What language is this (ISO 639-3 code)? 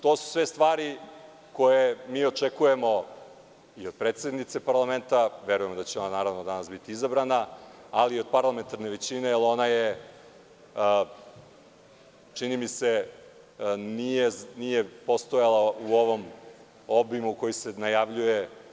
srp